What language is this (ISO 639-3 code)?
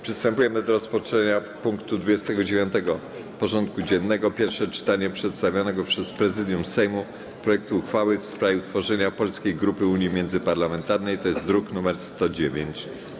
pol